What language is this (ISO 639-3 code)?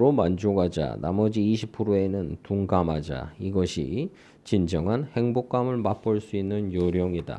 kor